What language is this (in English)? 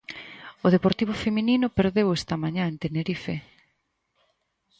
Galician